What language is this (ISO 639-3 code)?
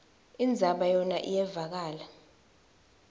ssw